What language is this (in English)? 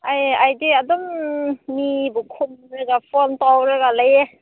Manipuri